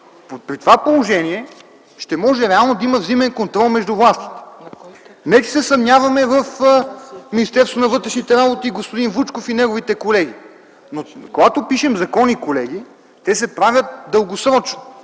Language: Bulgarian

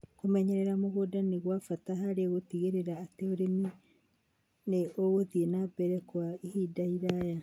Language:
Kikuyu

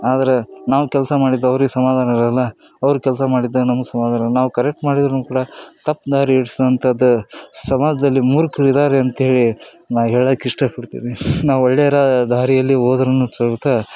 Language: Kannada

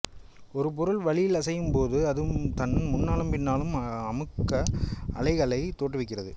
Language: Tamil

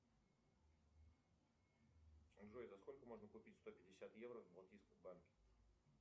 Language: Russian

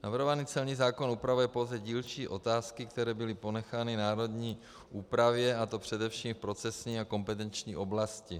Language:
Czech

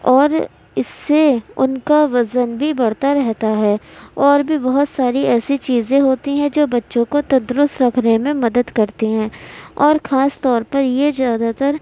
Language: Urdu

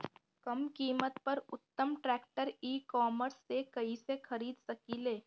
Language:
Bhojpuri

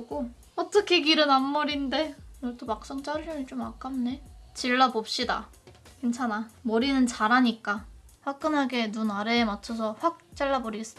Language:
Korean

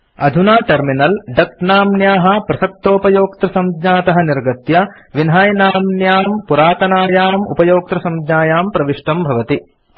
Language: Sanskrit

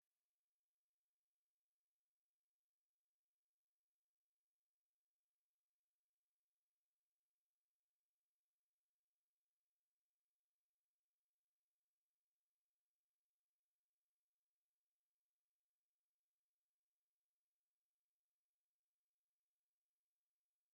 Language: Kinyarwanda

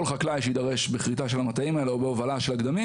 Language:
Hebrew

